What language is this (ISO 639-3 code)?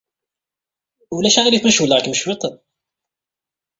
kab